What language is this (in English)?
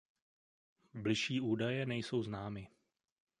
Czech